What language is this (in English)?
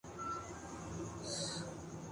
Urdu